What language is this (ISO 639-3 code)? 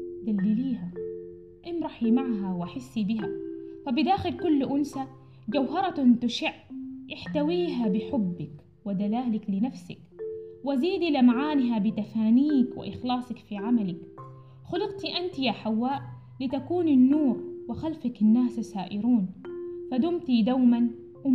ara